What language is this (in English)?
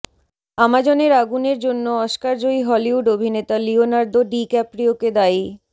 Bangla